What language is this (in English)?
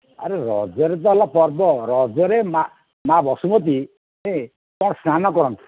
Odia